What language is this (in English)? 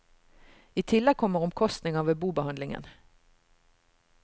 Norwegian